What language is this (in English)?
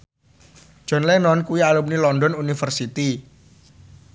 Javanese